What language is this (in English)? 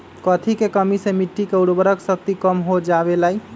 Magahi